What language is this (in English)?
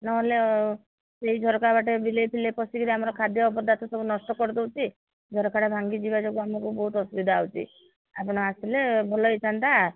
Odia